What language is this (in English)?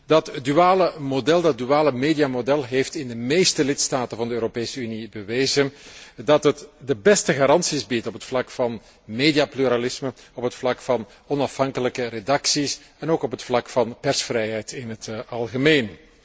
Dutch